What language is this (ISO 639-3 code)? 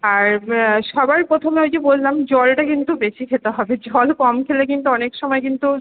ben